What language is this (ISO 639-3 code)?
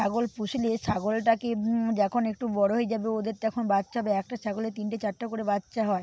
ben